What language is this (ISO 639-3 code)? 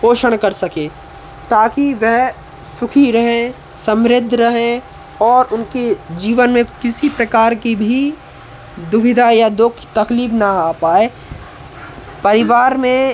hin